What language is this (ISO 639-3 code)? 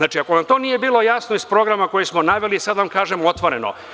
srp